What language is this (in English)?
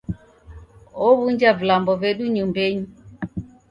Taita